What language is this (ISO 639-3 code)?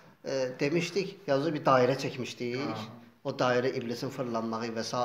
tur